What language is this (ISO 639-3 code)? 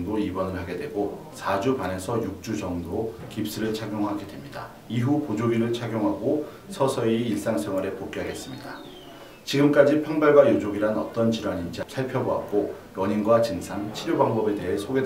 kor